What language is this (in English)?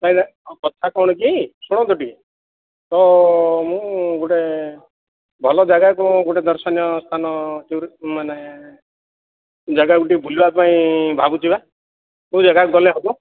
Odia